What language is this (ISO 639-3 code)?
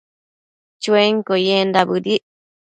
mcf